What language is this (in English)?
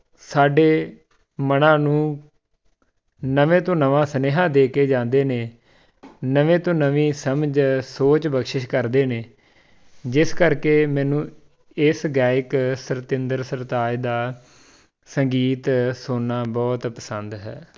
Punjabi